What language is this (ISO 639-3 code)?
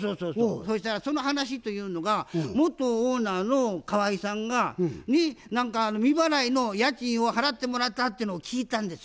jpn